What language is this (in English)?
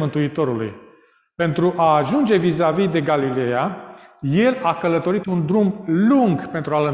Romanian